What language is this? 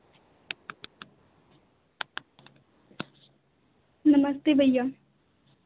Hindi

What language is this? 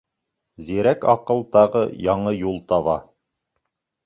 Bashkir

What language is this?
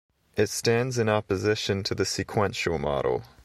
English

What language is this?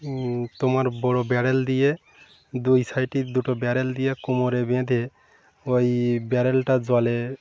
Bangla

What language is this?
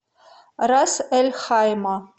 Russian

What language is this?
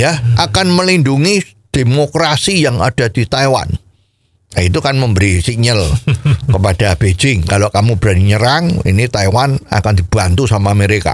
Indonesian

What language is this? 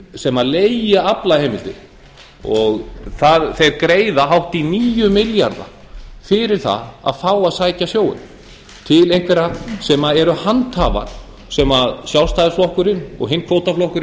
Icelandic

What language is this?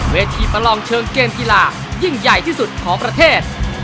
Thai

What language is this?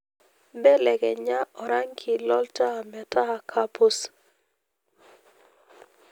Masai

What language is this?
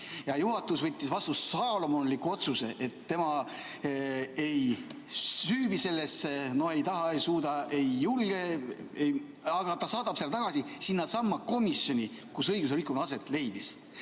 Estonian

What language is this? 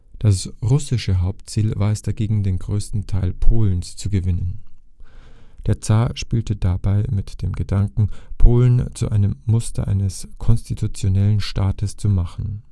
German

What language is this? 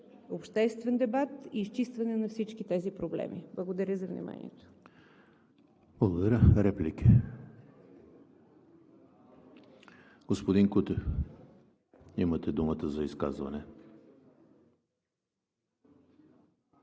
Bulgarian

